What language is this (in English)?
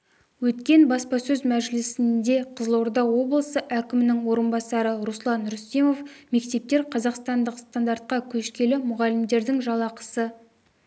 Kazakh